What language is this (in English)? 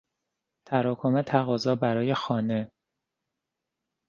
Persian